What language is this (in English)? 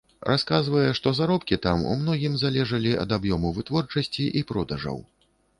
Belarusian